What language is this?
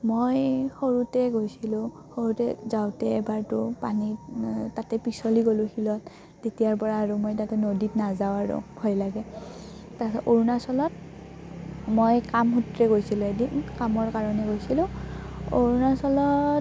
Assamese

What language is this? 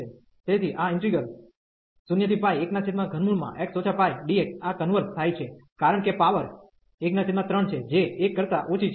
Gujarati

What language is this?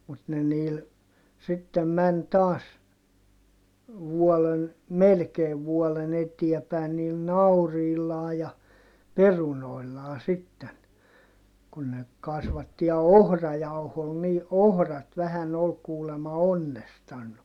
Finnish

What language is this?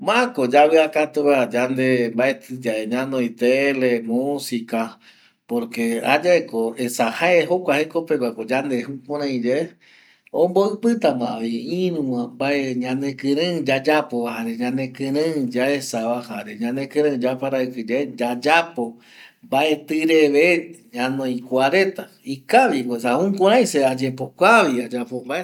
Eastern Bolivian Guaraní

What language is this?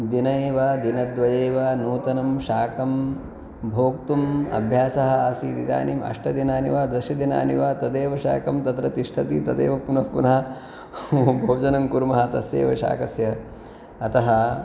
Sanskrit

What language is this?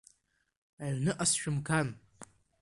Abkhazian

